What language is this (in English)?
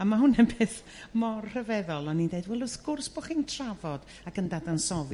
Welsh